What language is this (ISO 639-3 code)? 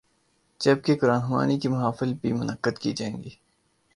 urd